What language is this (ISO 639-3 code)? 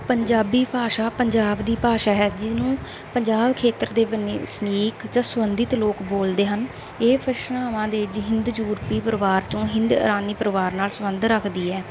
pan